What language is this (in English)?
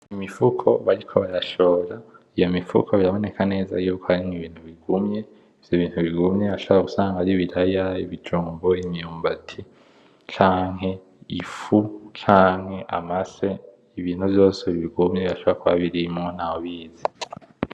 Rundi